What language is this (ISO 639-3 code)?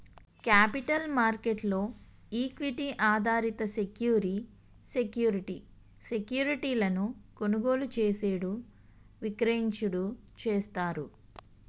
tel